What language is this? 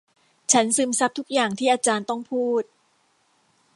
Thai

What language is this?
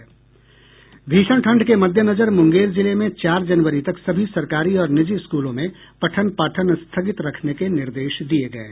Hindi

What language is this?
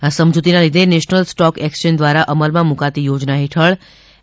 Gujarati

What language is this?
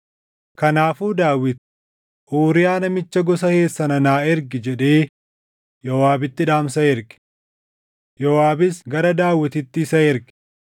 Oromo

